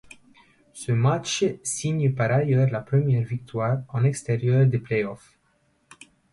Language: French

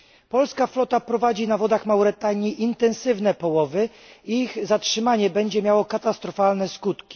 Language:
Polish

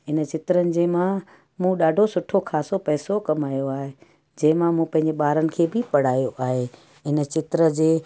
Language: Sindhi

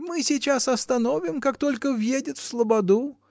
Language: Russian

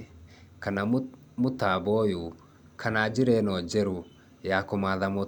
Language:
Kikuyu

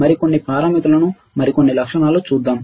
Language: Telugu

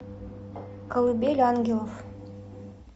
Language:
Russian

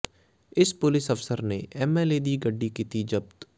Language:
Punjabi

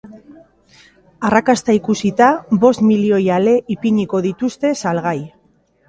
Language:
Basque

